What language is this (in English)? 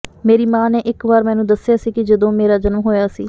Punjabi